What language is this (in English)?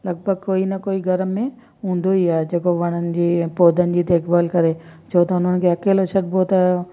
Sindhi